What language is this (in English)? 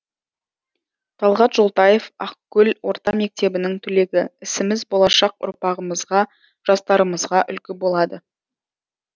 Kazakh